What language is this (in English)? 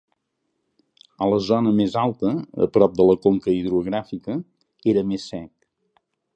Catalan